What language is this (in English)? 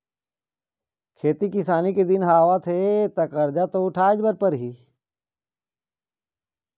Chhattisgarhi